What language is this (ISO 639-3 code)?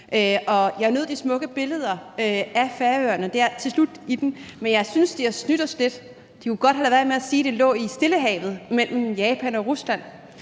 dan